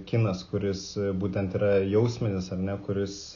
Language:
Lithuanian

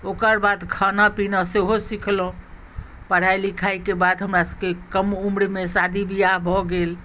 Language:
Maithili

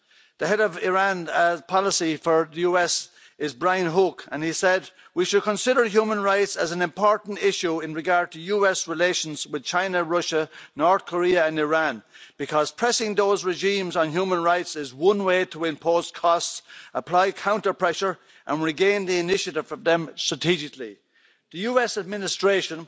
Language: English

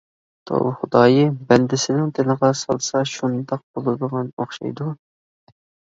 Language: Uyghur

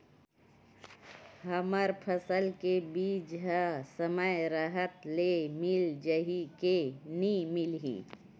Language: Chhattisgarhi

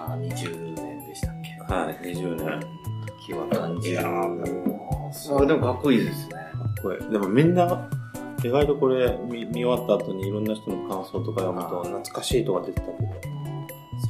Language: Japanese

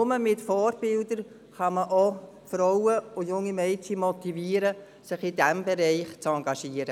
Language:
Swiss German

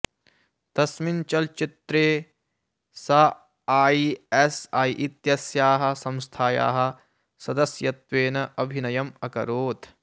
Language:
Sanskrit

